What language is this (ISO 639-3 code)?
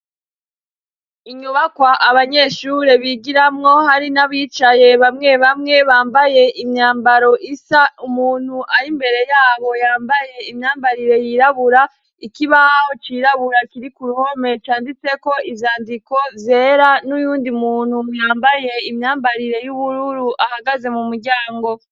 run